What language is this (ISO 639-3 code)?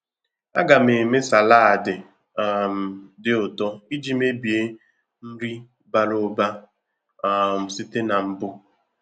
ibo